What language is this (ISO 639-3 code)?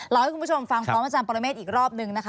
tha